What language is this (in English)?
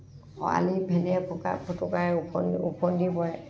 Assamese